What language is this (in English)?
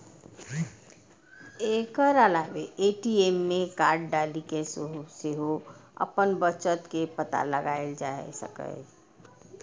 Maithili